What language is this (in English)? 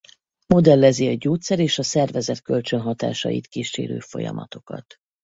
Hungarian